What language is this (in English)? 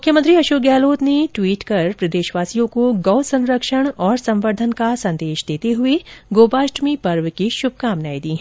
Hindi